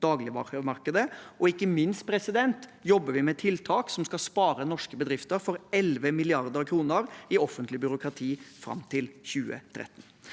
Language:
Norwegian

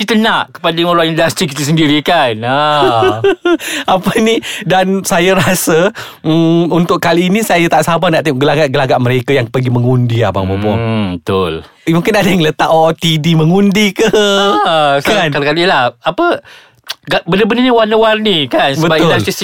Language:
Malay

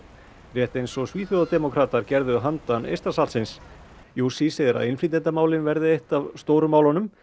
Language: Icelandic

